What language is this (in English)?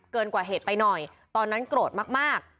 Thai